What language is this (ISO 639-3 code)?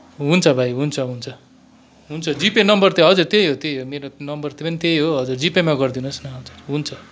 nep